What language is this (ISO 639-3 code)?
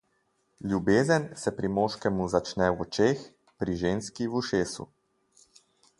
slv